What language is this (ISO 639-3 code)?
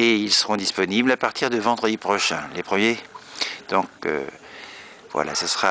fra